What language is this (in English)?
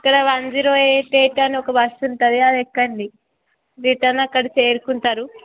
Telugu